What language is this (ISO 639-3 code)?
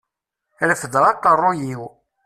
kab